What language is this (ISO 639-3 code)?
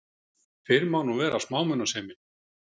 isl